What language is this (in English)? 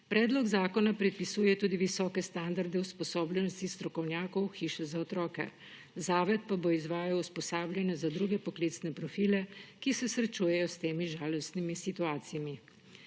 Slovenian